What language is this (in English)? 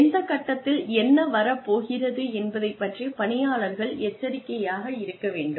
Tamil